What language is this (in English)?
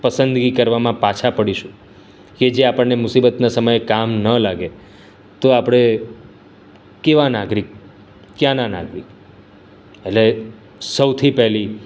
Gujarati